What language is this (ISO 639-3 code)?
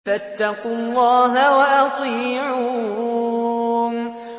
ara